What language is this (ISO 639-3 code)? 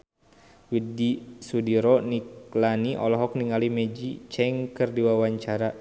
sun